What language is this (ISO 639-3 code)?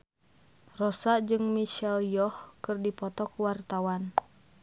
sun